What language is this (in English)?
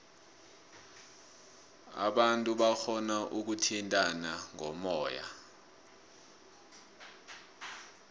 South Ndebele